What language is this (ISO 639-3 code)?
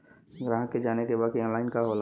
bho